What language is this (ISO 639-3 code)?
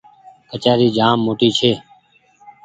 gig